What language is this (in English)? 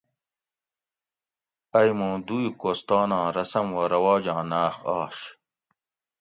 Gawri